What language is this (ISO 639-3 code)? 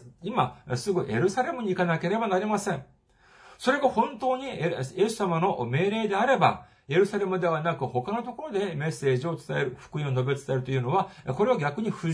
jpn